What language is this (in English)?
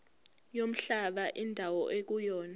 Zulu